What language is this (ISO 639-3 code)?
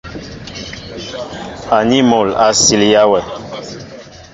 mbo